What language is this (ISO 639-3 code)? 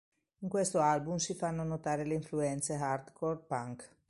ita